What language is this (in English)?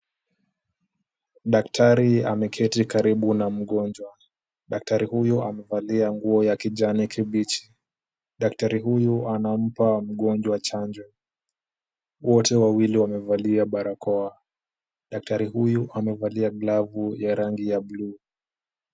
Swahili